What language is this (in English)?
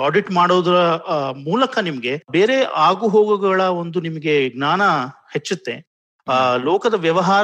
Kannada